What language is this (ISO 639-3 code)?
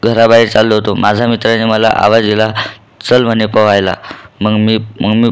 mar